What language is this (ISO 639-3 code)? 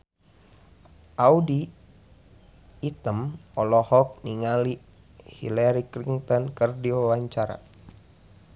sun